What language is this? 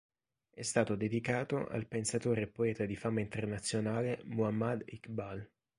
Italian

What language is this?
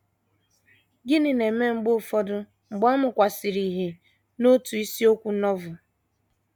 Igbo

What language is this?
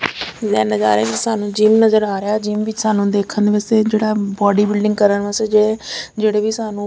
Punjabi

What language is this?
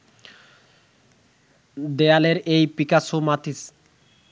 Bangla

